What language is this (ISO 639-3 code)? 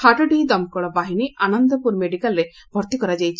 ori